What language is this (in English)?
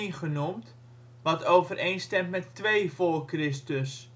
Dutch